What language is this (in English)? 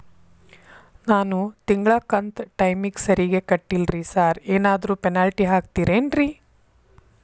Kannada